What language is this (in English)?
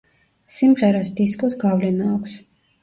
Georgian